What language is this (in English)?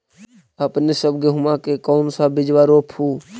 Magahi